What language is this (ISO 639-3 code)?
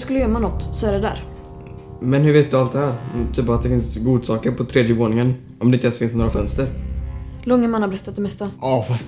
swe